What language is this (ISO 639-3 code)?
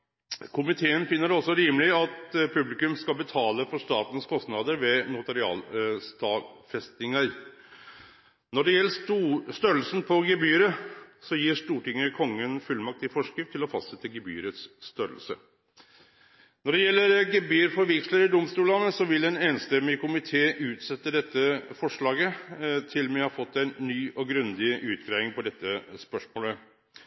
nno